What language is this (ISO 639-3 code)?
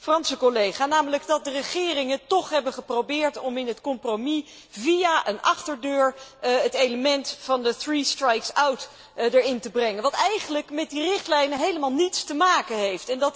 nld